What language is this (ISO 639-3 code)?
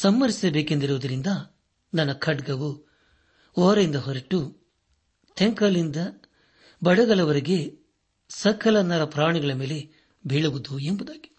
kan